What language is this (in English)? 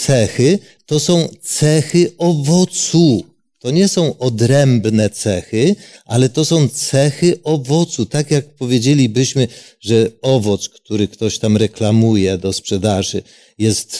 Polish